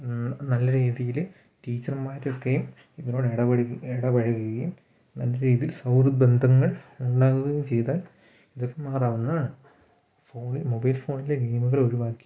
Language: Malayalam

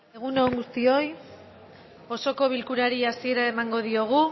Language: Basque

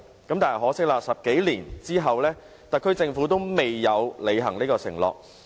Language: Cantonese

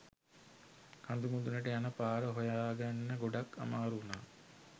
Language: Sinhala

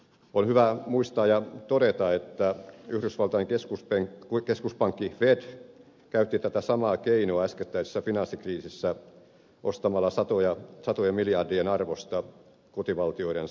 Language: Finnish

